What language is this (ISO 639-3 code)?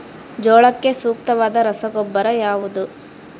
kan